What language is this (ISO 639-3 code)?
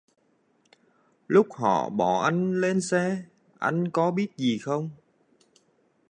vie